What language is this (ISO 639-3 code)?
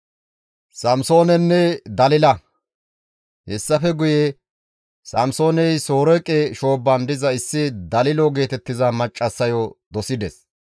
gmv